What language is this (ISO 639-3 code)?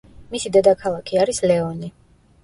kat